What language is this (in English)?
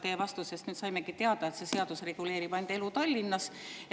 Estonian